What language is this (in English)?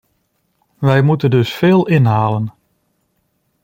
Dutch